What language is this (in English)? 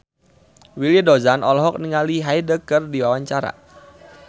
Sundanese